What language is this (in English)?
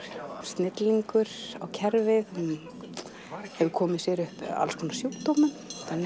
Icelandic